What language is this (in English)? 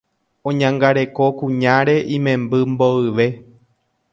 Guarani